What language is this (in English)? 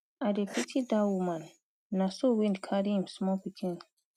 Nigerian Pidgin